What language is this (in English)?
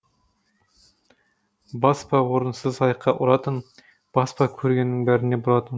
Kazakh